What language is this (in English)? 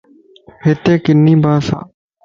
Lasi